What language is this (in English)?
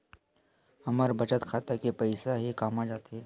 Chhattisgarhi